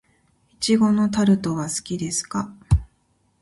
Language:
Japanese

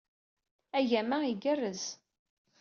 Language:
Kabyle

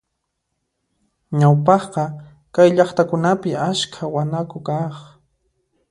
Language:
Puno Quechua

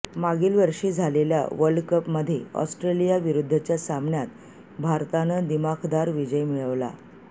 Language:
Marathi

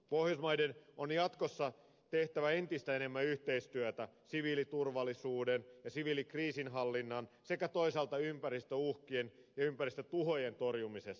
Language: Finnish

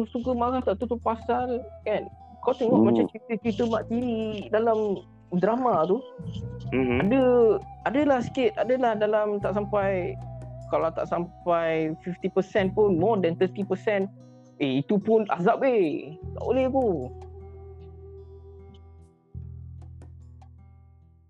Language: Malay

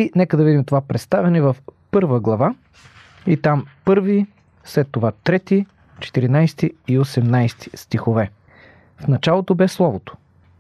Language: Bulgarian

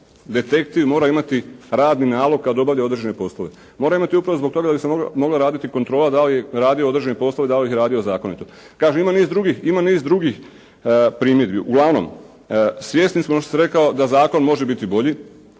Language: Croatian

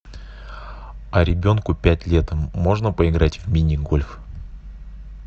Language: Russian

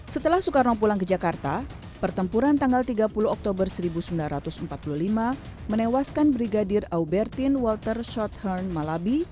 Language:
Indonesian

